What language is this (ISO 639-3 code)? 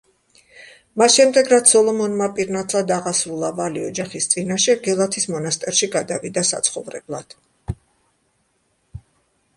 kat